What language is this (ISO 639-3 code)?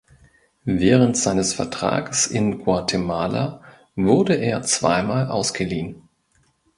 deu